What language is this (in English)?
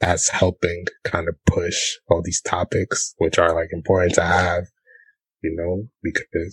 English